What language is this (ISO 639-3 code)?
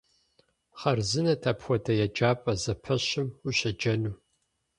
kbd